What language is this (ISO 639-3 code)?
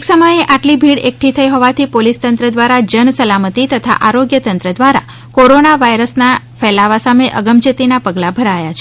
guj